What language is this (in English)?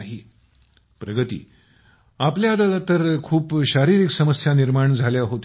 Marathi